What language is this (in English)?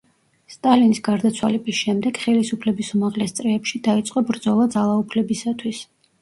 Georgian